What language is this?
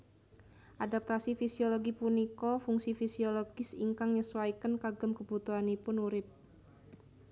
Javanese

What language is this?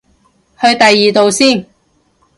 Cantonese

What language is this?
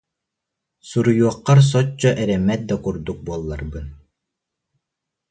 Yakut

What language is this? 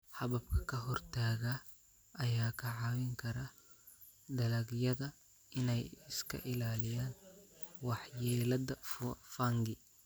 Somali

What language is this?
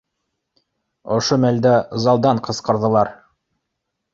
Bashkir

